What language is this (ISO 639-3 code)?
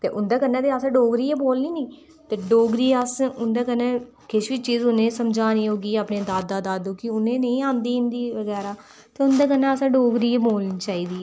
doi